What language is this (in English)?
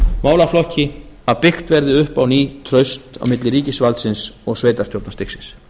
Icelandic